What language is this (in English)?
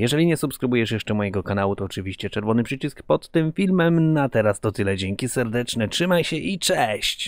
Polish